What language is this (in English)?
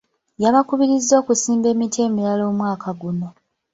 Ganda